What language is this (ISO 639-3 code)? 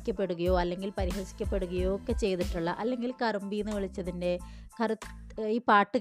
mal